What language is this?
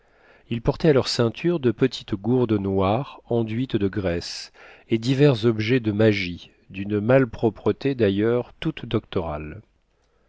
French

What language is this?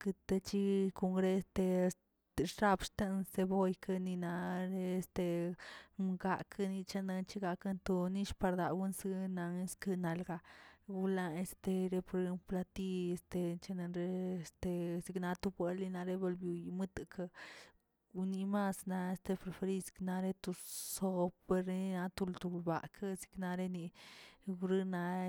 Tilquiapan Zapotec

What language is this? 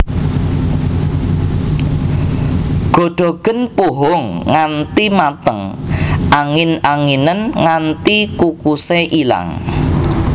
Javanese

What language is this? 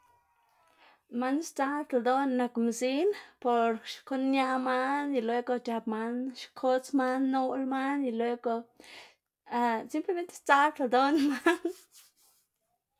Xanaguía Zapotec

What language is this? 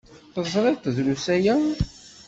Kabyle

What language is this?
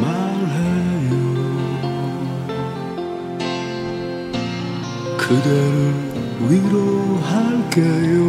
Korean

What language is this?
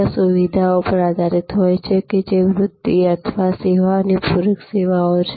Gujarati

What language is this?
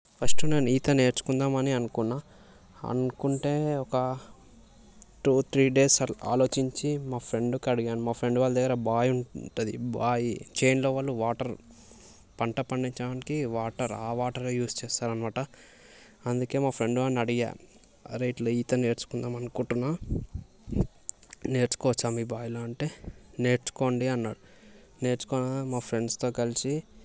Telugu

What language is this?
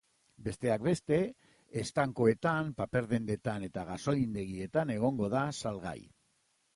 Basque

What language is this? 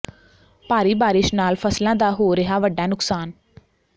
Punjabi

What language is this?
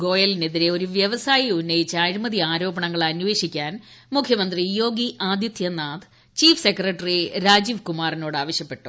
Malayalam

